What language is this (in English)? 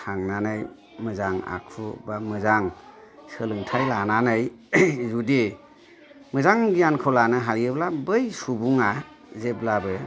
Bodo